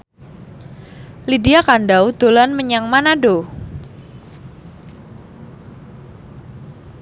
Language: Javanese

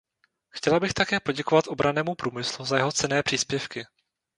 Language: Czech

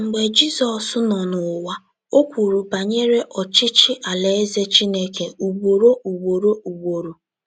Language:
Igbo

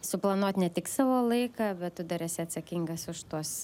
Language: Lithuanian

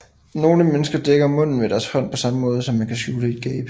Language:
Danish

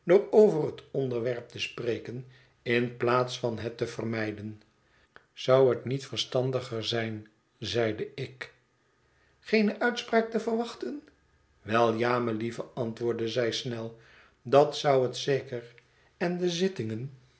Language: Dutch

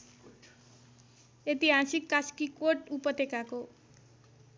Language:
Nepali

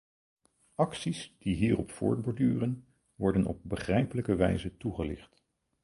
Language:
Dutch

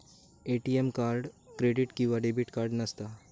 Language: Marathi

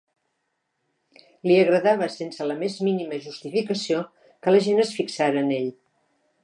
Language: Catalan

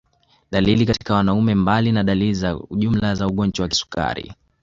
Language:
Swahili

